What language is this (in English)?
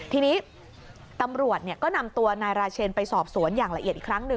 Thai